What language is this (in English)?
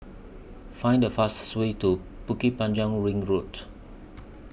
English